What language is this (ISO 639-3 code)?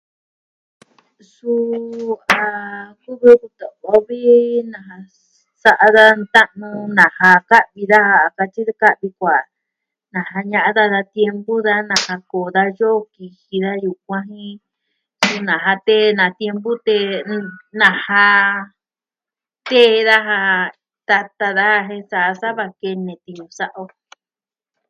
meh